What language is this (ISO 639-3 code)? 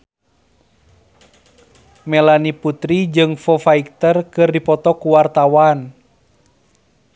sun